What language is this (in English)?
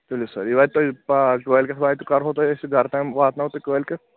Kashmiri